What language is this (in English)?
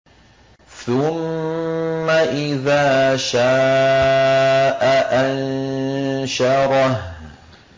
Arabic